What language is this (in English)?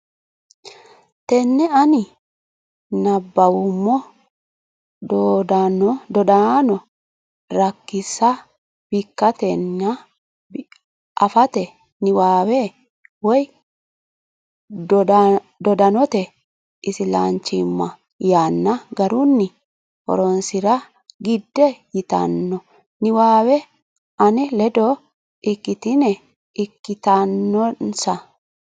Sidamo